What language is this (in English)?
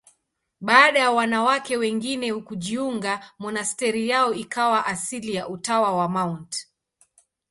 Swahili